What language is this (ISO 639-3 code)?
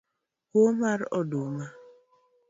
luo